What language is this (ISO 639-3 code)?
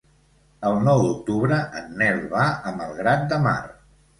cat